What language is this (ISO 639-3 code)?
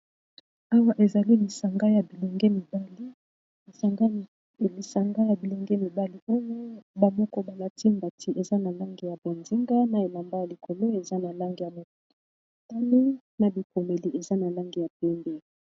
lin